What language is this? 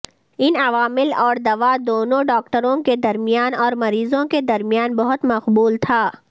Urdu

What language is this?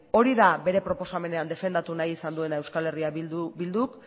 Basque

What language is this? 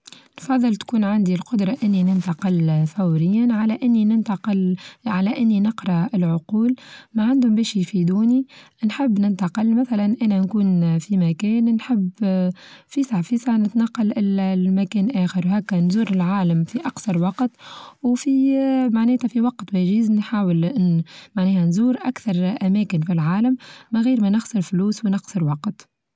Tunisian Arabic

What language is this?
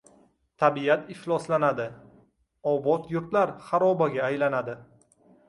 Uzbek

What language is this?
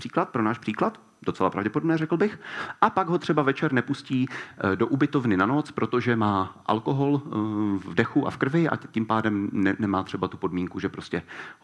Czech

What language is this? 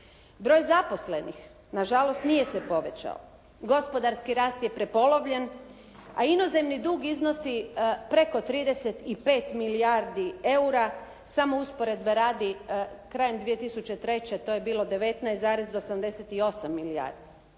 Croatian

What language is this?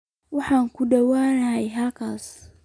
Somali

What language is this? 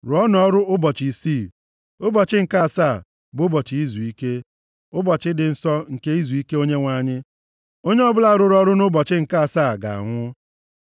Igbo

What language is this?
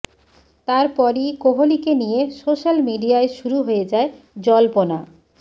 Bangla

